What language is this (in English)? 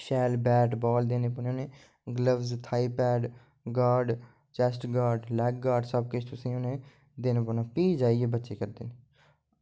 Dogri